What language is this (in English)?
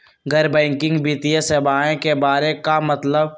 Magahi